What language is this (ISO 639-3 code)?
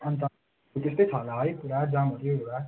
nep